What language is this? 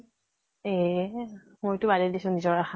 Assamese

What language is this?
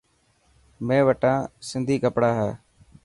Dhatki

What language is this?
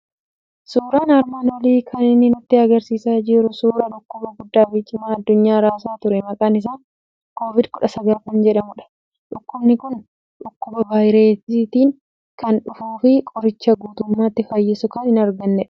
Oromo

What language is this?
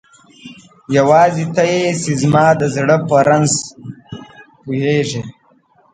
Pashto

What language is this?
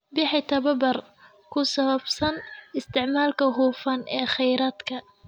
Somali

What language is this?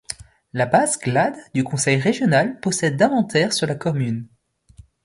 French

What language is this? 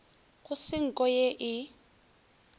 Northern Sotho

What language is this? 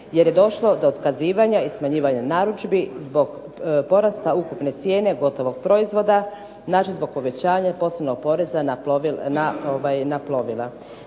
Croatian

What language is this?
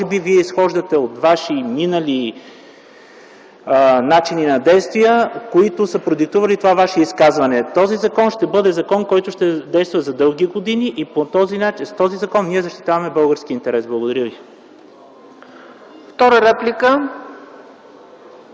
Bulgarian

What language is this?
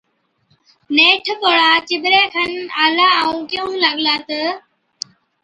Od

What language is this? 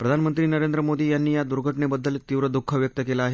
Marathi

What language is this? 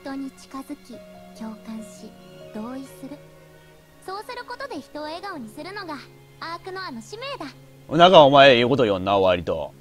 Japanese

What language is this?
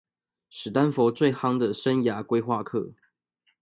Chinese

